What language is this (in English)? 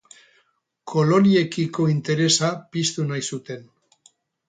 Basque